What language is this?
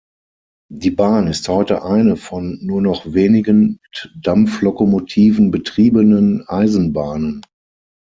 German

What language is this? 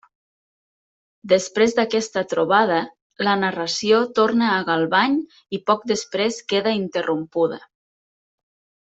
Catalan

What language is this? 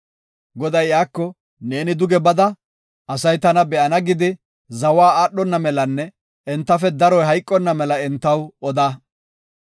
Gofa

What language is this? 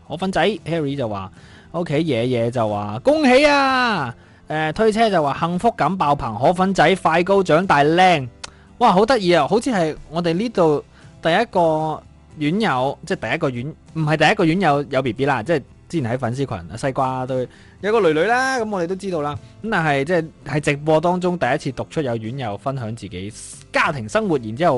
Chinese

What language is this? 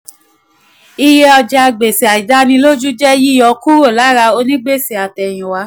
Yoruba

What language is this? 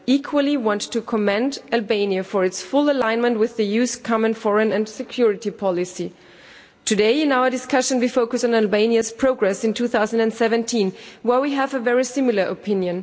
English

